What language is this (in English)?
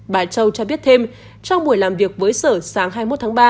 Vietnamese